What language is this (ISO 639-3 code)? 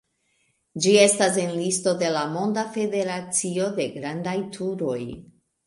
epo